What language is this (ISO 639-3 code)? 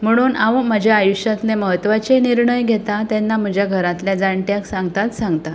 kok